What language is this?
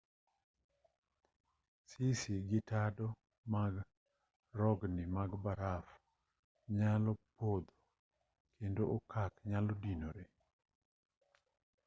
Luo (Kenya and Tanzania)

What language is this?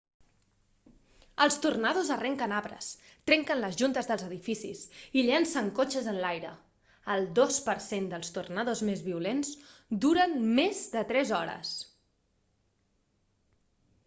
Catalan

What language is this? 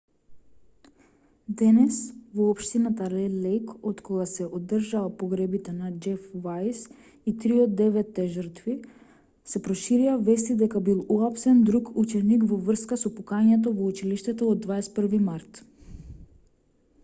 Macedonian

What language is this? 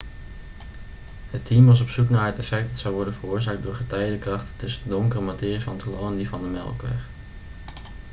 Dutch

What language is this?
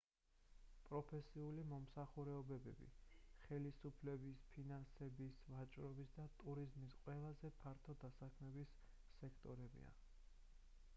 Georgian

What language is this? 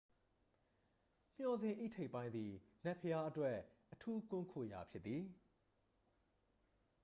Burmese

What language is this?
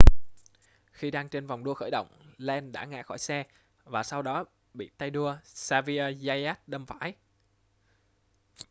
Vietnamese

